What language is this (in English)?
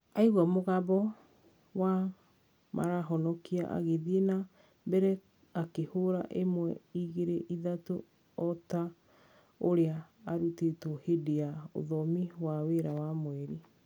Kikuyu